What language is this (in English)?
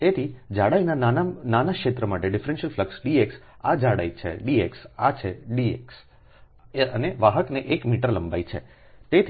Gujarati